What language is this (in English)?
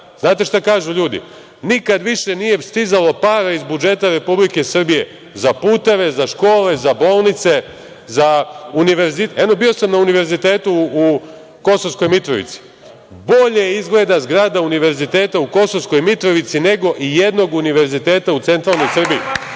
Serbian